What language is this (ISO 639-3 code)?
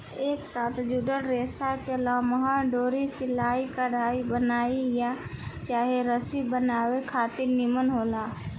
bho